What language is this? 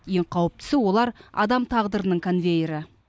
Kazakh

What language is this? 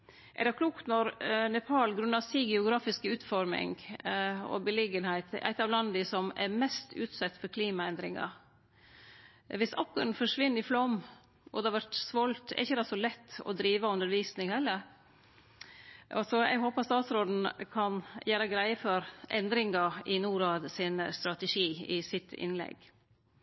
Norwegian Nynorsk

